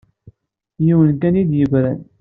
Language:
Kabyle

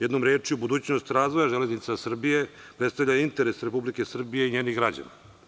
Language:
Serbian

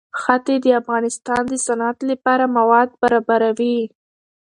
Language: Pashto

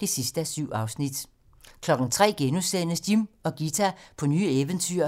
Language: Danish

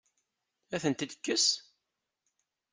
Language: Kabyle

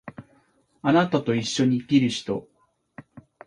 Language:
Japanese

